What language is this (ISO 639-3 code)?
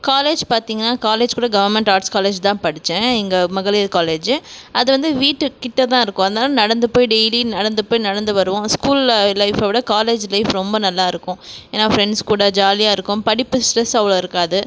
tam